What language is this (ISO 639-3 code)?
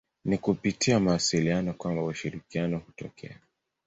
swa